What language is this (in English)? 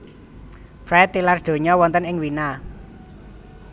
Javanese